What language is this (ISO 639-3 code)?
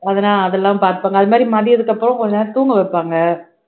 tam